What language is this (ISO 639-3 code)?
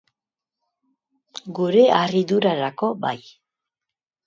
eus